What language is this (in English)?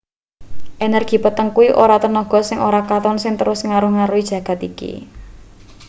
Javanese